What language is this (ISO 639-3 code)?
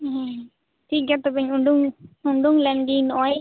sat